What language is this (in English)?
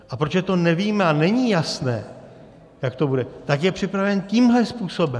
Czech